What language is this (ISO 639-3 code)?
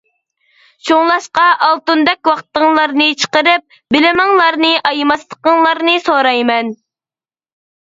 uig